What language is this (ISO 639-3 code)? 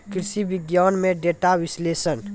mai